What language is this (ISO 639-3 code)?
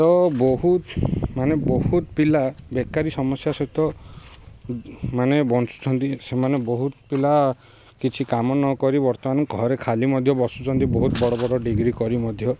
ori